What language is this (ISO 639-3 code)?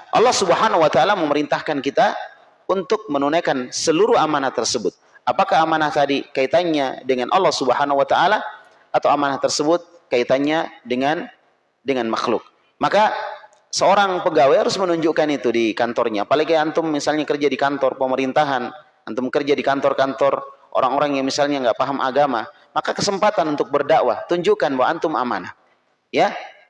ind